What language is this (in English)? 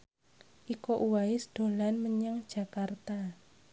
Javanese